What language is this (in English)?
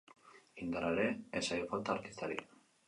Basque